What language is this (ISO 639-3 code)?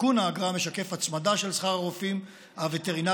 heb